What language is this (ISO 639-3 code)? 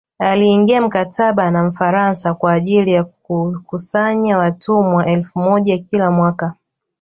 swa